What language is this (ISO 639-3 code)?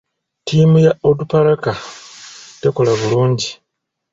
lug